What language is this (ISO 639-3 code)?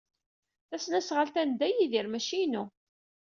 kab